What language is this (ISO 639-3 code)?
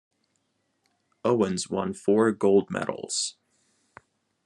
eng